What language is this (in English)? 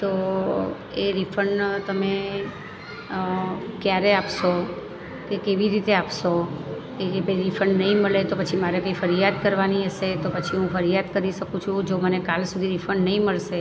Gujarati